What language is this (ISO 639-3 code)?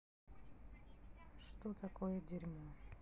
rus